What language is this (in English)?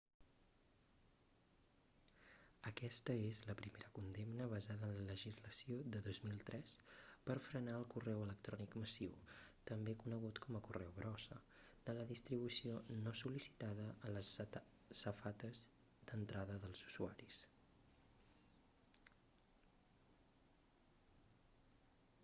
Catalan